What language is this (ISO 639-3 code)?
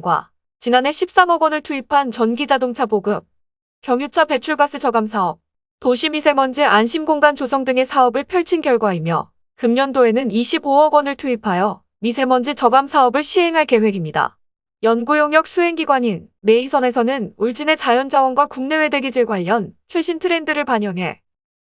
kor